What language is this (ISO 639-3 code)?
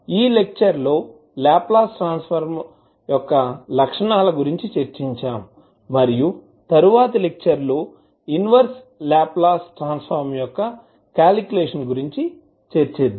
tel